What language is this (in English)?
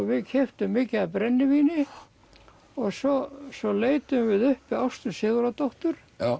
Icelandic